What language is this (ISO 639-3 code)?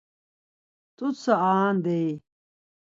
lzz